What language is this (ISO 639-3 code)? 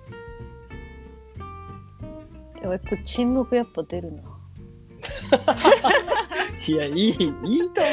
jpn